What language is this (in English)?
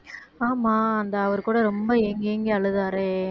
Tamil